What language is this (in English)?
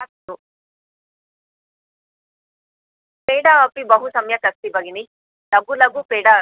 Sanskrit